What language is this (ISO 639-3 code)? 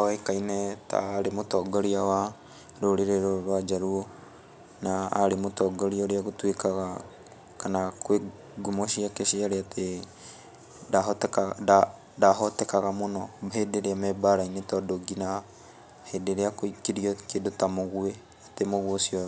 kik